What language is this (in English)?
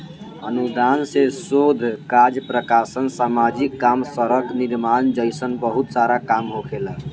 Bhojpuri